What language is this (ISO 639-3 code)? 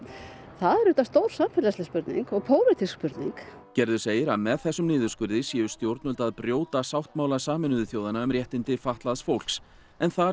isl